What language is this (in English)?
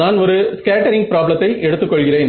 Tamil